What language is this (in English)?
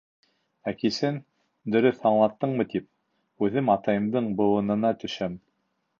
Bashkir